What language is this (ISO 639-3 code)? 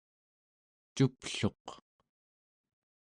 esu